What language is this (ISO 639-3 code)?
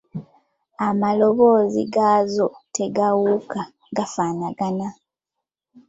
lug